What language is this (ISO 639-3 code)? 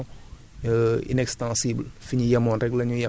wol